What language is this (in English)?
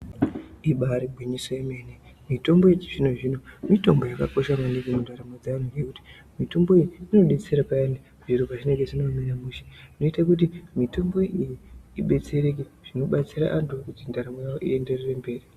Ndau